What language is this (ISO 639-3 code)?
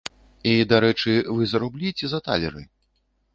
bel